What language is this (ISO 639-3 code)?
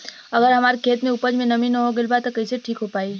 bho